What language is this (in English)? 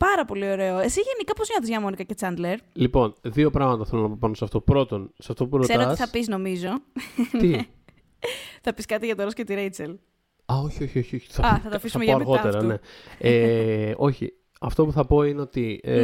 Greek